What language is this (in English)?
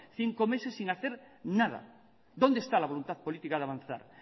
Spanish